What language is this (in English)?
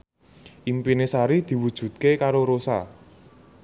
Javanese